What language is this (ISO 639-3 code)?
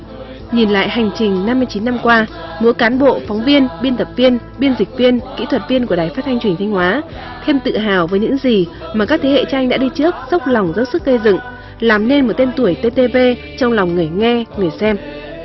vie